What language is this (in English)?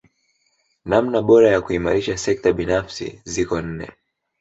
Swahili